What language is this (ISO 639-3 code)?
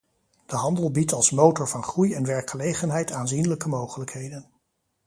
nld